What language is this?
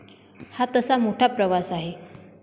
Marathi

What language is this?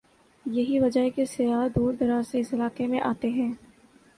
Urdu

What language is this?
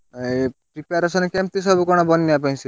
Odia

